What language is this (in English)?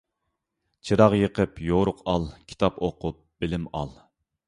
Uyghur